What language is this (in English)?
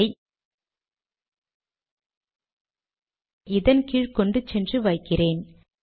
Tamil